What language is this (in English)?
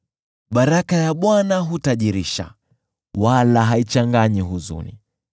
Swahili